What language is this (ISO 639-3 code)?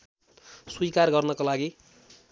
nep